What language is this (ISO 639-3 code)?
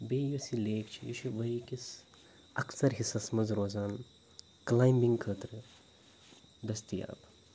kas